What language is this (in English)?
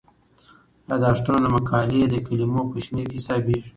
Pashto